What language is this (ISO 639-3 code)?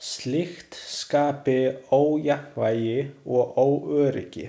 isl